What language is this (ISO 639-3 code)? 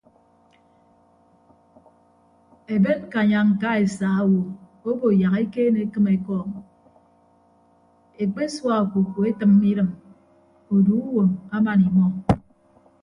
ibb